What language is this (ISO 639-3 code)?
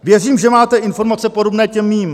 ces